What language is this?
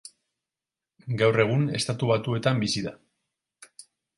Basque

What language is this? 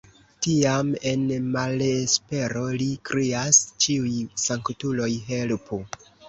Esperanto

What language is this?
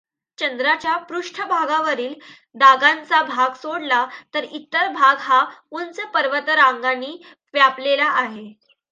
Marathi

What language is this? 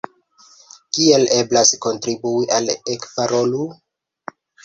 Esperanto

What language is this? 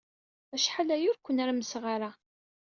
Kabyle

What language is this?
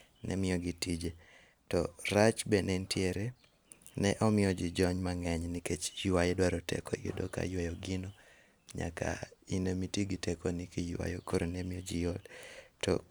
Luo (Kenya and Tanzania)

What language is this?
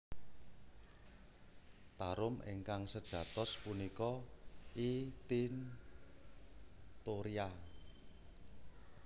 Javanese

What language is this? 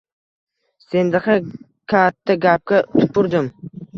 Uzbek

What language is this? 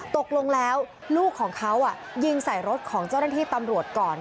Thai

